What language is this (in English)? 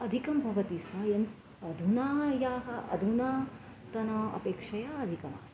Sanskrit